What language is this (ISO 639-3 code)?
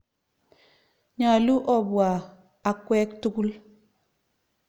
kln